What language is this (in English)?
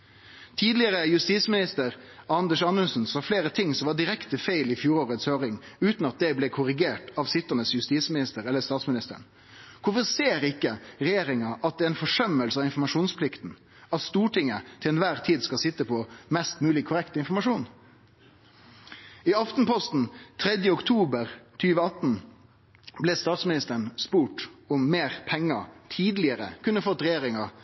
Norwegian Nynorsk